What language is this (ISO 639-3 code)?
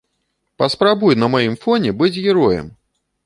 bel